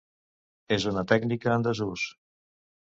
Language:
Catalan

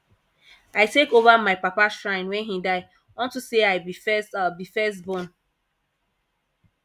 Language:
Nigerian Pidgin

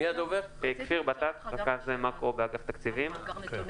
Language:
Hebrew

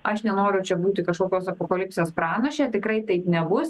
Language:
Lithuanian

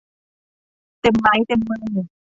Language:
Thai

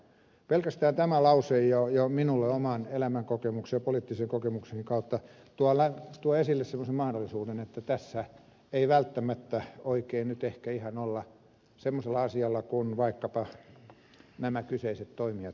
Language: Finnish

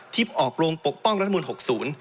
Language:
Thai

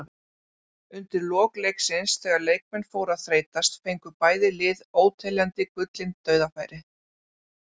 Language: Icelandic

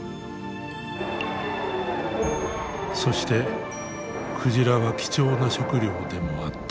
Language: Japanese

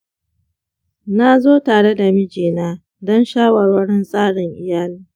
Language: Hausa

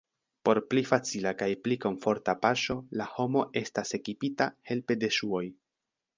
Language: Esperanto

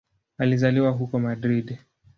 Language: Swahili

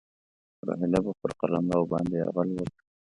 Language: Pashto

